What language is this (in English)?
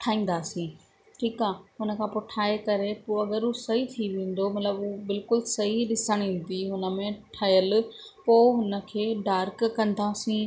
Sindhi